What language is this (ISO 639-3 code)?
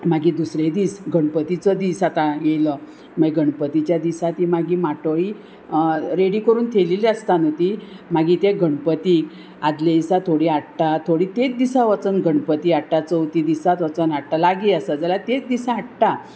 kok